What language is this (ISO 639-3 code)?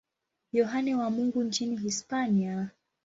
swa